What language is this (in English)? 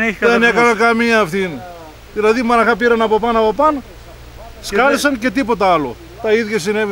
Greek